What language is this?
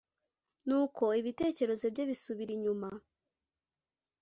Kinyarwanda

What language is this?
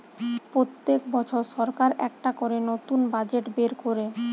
Bangla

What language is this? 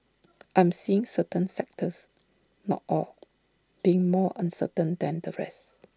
English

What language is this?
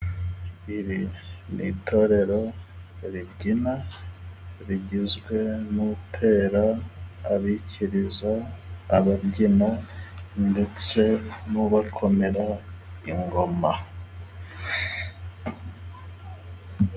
Kinyarwanda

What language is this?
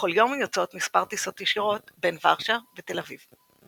Hebrew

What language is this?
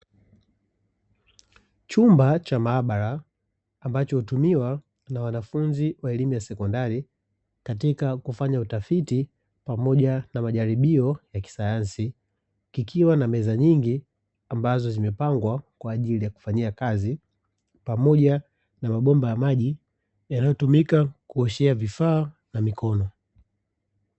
Swahili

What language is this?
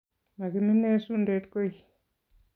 Kalenjin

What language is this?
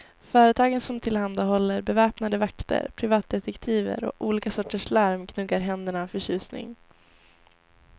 Swedish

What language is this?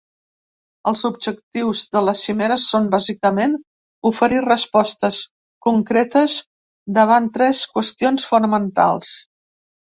Catalan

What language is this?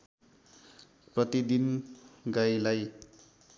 Nepali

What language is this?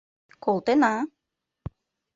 Mari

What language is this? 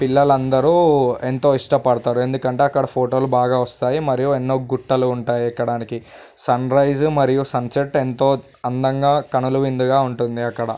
Telugu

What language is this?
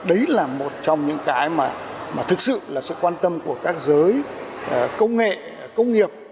Vietnamese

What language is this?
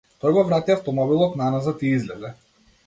Macedonian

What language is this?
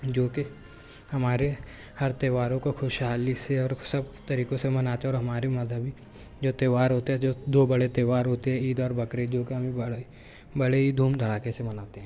Urdu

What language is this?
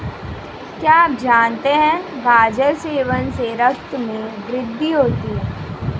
Hindi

